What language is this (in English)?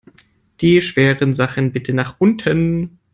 German